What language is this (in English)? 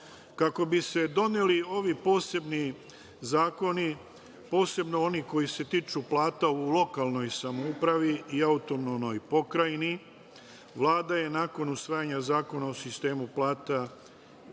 Serbian